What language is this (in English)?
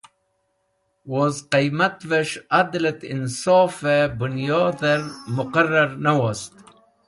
Wakhi